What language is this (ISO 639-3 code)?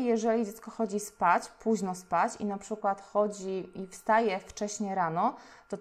pol